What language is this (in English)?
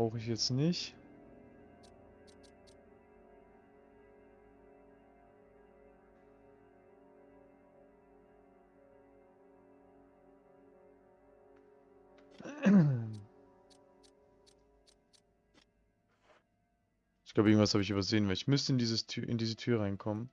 German